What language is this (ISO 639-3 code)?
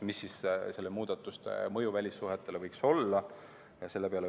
est